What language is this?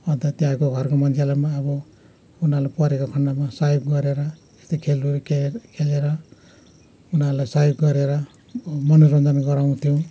Nepali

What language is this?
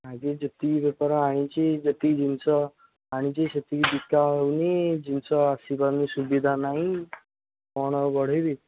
Odia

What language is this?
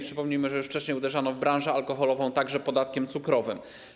Polish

